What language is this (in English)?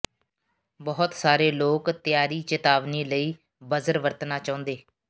Punjabi